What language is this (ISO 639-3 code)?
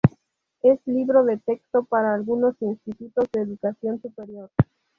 spa